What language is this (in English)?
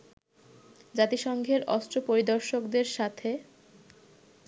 Bangla